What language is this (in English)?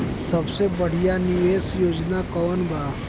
Bhojpuri